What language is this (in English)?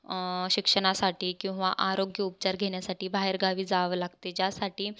Marathi